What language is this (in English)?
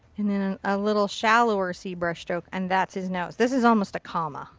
English